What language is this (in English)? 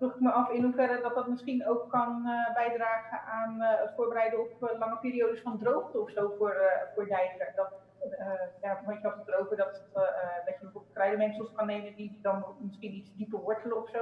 Dutch